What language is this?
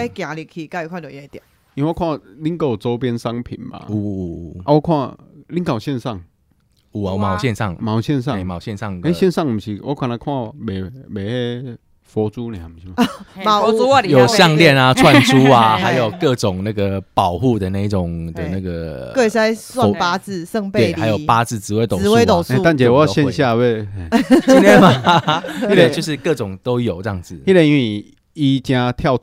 Chinese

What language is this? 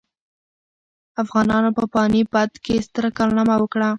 Pashto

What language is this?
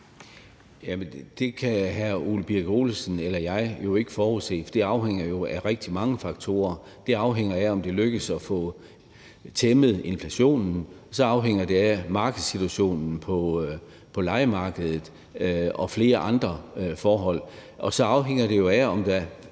Danish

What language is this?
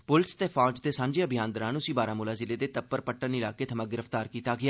Dogri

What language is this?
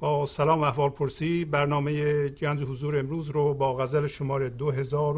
Persian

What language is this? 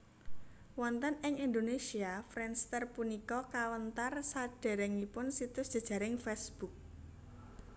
Javanese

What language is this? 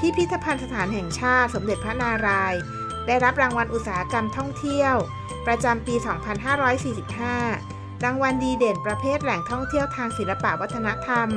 Thai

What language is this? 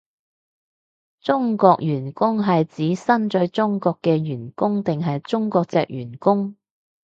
Cantonese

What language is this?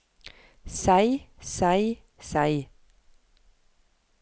Norwegian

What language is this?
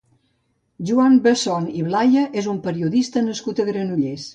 Catalan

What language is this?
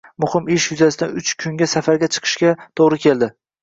Uzbek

